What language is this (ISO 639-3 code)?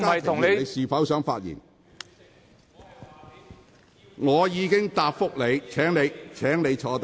yue